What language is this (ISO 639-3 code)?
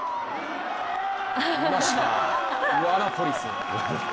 jpn